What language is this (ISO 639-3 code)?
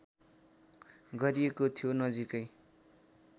nep